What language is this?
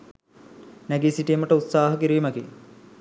Sinhala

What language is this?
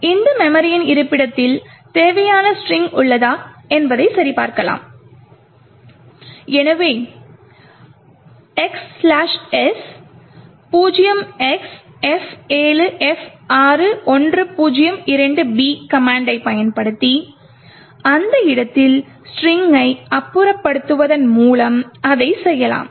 Tamil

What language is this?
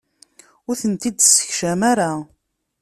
Kabyle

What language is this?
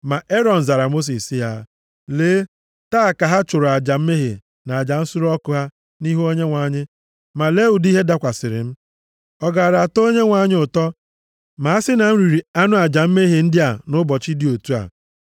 Igbo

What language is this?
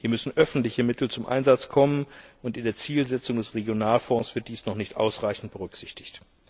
German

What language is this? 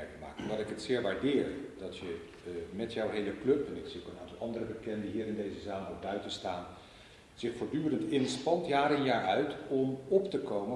Dutch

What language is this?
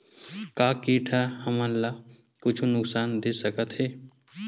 Chhattisgarhi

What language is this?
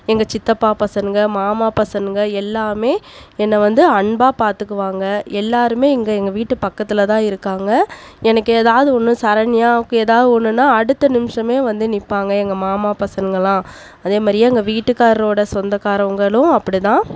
Tamil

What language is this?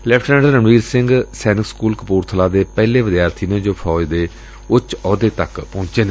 Punjabi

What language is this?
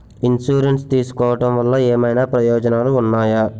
Telugu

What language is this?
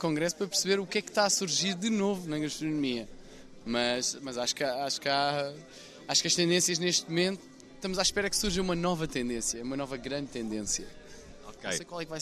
Portuguese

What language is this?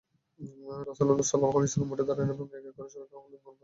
Bangla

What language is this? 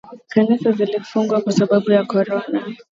Swahili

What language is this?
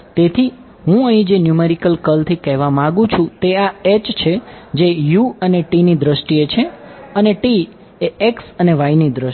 Gujarati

